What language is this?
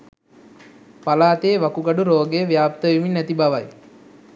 Sinhala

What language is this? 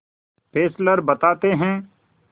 Hindi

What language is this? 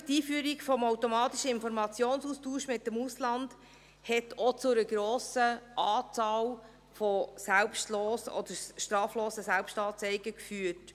Swiss German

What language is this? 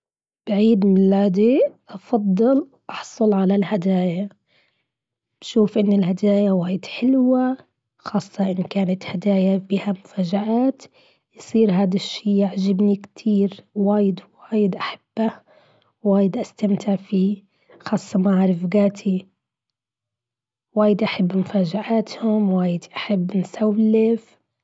Gulf Arabic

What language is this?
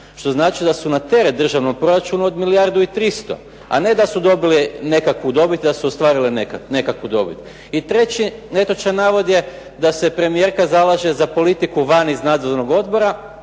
Croatian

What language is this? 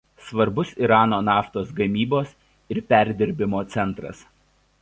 Lithuanian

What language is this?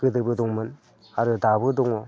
Bodo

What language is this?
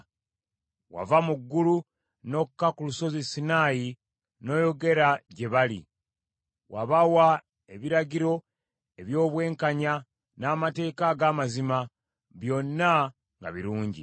Ganda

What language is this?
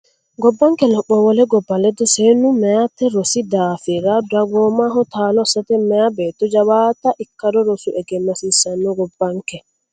Sidamo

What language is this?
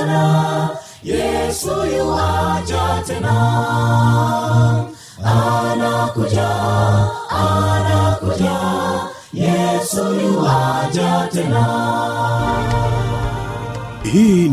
Swahili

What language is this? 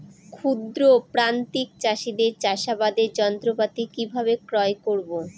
Bangla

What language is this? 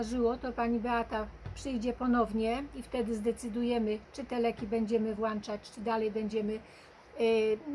Polish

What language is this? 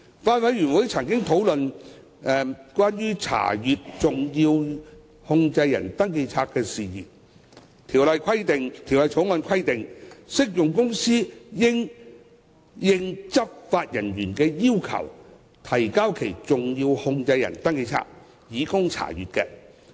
Cantonese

